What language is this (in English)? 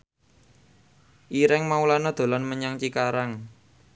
Javanese